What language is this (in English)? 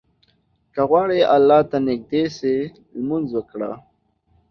Pashto